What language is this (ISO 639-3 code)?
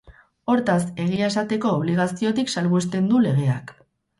eus